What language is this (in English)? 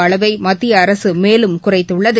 Tamil